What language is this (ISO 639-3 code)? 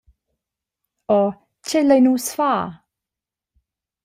roh